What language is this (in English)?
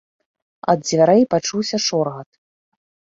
Belarusian